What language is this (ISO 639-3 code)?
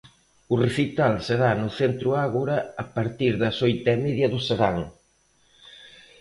glg